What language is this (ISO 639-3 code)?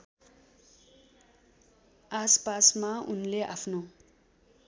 nep